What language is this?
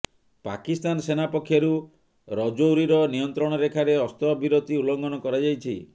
Odia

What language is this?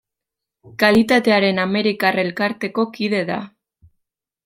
Basque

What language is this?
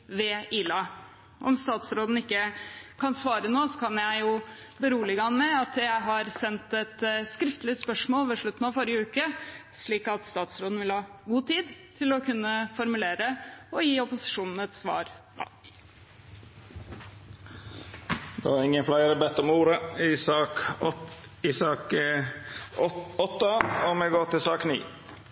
Norwegian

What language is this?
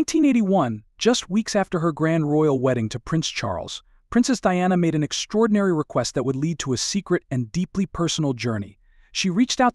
English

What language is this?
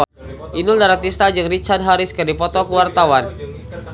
Sundanese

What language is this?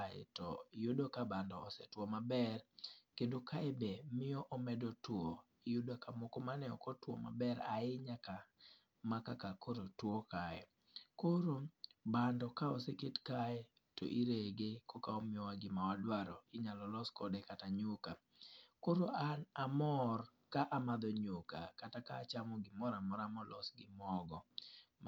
Luo (Kenya and Tanzania)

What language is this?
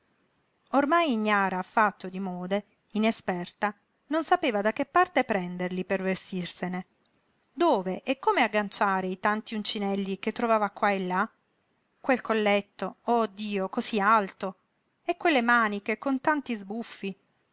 Italian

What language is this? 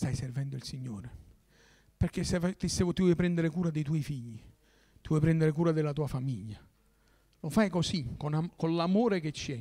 Italian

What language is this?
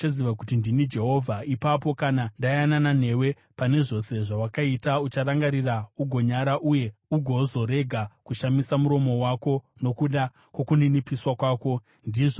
Shona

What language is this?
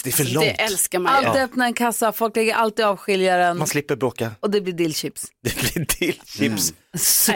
Swedish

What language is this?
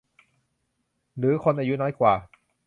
Thai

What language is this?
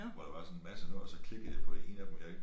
Danish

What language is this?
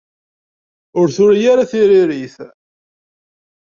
Kabyle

